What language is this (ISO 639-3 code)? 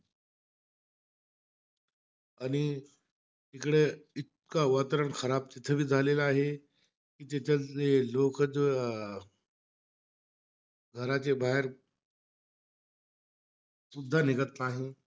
mar